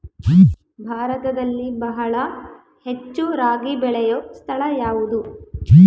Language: Kannada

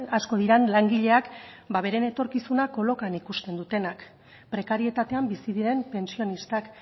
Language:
Basque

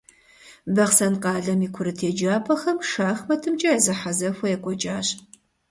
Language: Kabardian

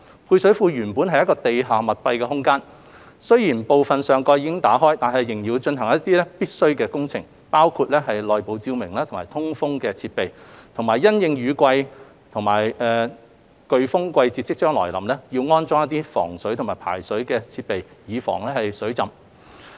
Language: Cantonese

